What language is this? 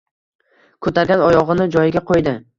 Uzbek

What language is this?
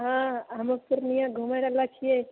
Maithili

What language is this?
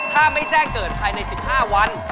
Thai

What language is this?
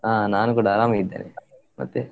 Kannada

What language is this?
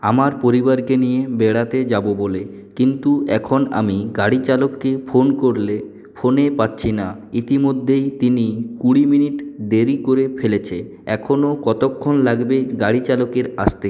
Bangla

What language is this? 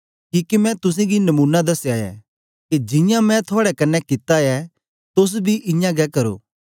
Dogri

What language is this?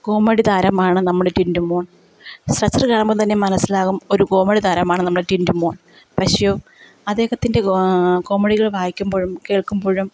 Malayalam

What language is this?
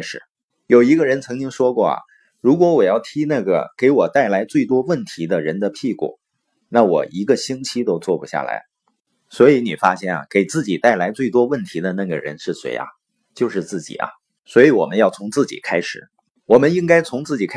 Chinese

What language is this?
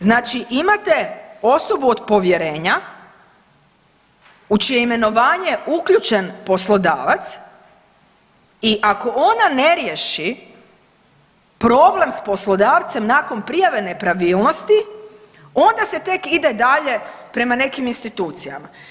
Croatian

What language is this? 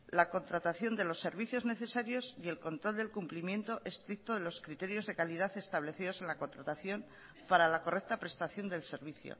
Spanish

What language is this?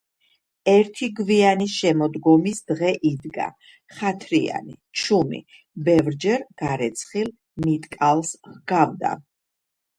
Georgian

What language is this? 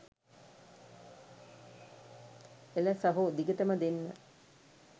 Sinhala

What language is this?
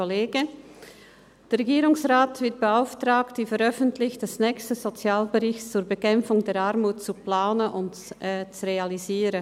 Swiss German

